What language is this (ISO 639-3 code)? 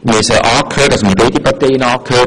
gsw